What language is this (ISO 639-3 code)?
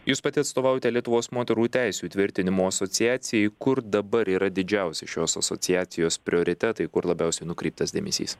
lit